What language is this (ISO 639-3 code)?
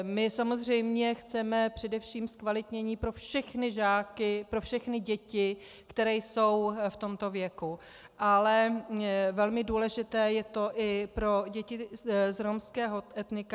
ces